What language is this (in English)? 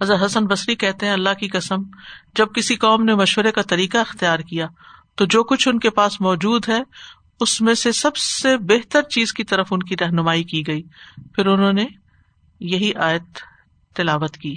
Urdu